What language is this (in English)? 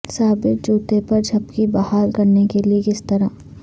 Urdu